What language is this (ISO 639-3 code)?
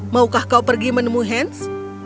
ind